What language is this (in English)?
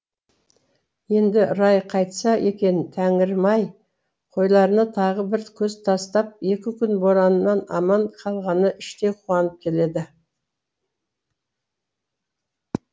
Kazakh